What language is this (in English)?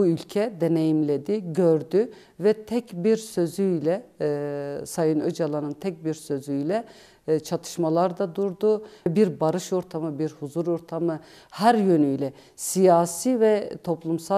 Turkish